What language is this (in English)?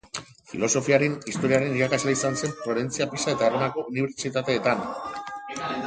Basque